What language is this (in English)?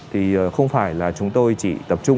Vietnamese